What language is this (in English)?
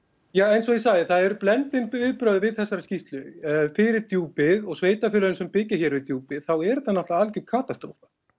Icelandic